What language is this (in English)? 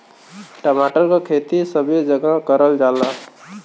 Bhojpuri